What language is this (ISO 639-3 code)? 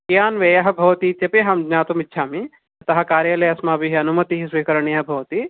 san